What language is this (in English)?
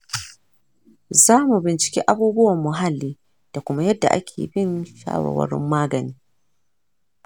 Hausa